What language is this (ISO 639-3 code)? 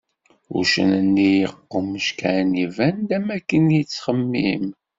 kab